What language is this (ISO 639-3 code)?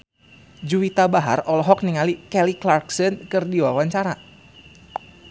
sun